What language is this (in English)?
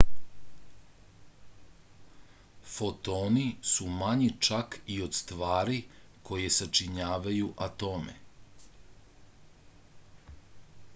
Serbian